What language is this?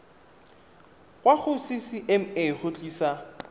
Tswana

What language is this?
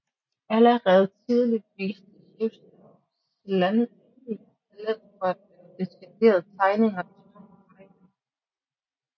Danish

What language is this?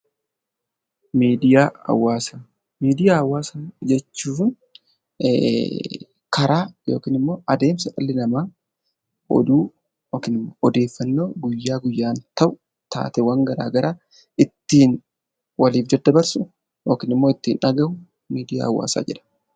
Oromo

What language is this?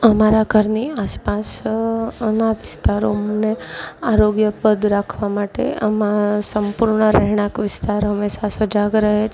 Gujarati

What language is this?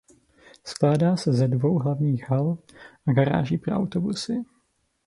Czech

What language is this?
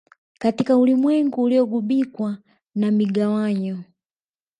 Swahili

